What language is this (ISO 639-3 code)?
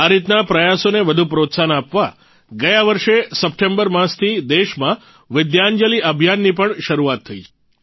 guj